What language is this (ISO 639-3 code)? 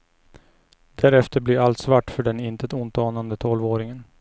swe